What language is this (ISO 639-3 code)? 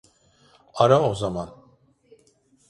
tur